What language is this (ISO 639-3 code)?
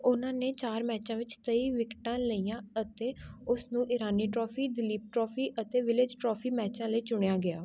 pan